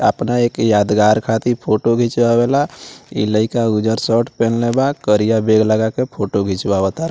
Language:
Bhojpuri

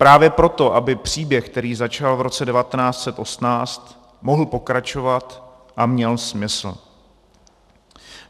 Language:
Czech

